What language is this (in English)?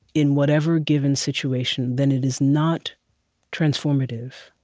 English